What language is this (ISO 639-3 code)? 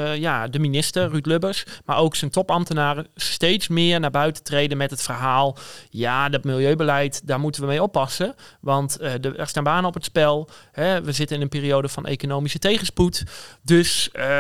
nld